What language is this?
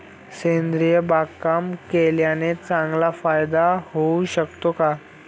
Marathi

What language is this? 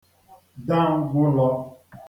Igbo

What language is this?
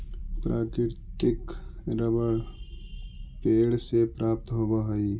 Magahi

